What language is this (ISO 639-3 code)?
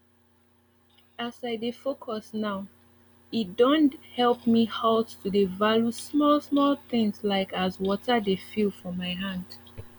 pcm